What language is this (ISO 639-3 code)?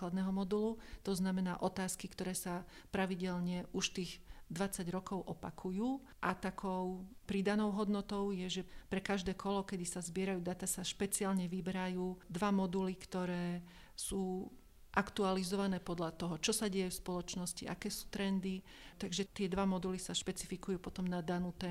slk